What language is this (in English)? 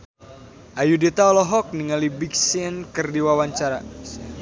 Sundanese